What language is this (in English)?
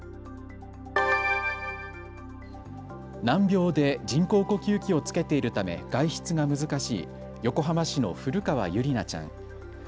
Japanese